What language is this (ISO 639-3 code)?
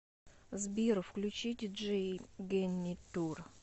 rus